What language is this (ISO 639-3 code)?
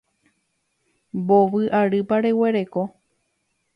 grn